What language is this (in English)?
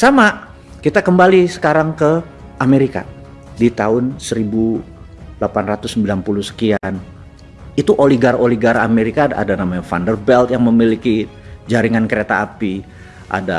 Indonesian